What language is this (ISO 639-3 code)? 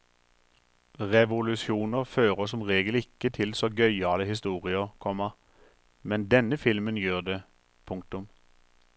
nor